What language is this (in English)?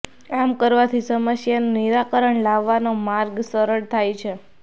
Gujarati